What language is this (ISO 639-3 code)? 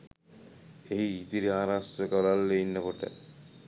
sin